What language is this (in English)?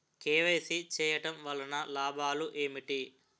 Telugu